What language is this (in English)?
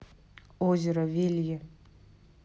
Russian